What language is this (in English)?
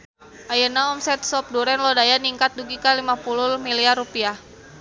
Sundanese